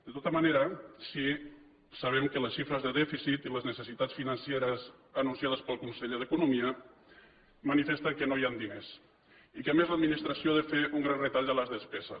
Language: Catalan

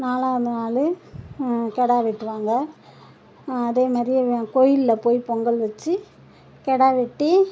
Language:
Tamil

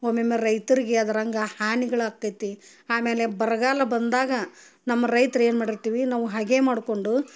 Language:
Kannada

